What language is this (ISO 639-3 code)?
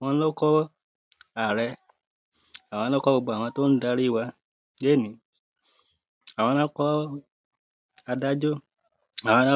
yor